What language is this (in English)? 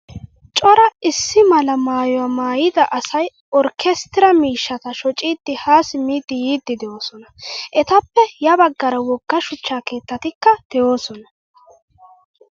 Wolaytta